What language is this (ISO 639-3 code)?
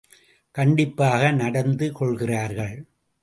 tam